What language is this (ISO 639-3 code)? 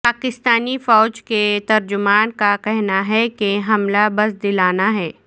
urd